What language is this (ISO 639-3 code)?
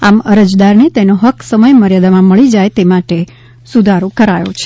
guj